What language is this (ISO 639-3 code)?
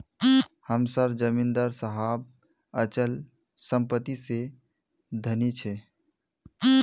mag